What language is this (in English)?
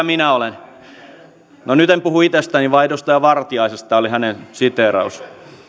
Finnish